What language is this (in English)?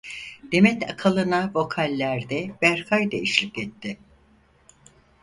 Turkish